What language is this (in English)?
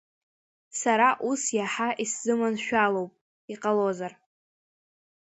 Abkhazian